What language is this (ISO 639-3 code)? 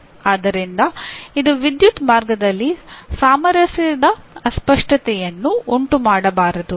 kan